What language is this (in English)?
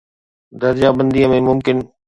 Sindhi